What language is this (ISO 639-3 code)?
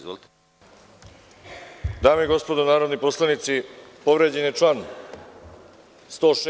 srp